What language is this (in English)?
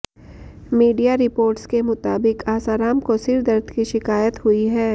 Hindi